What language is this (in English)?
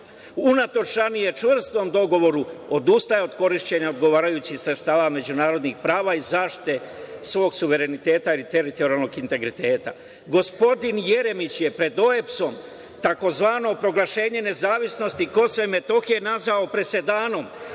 Serbian